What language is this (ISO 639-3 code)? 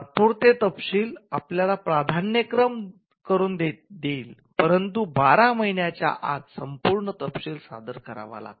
mar